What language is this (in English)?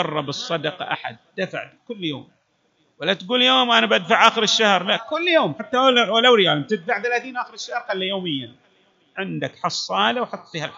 Arabic